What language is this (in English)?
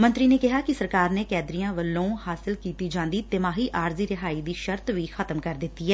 Punjabi